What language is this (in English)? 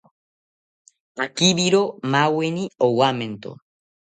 South Ucayali Ashéninka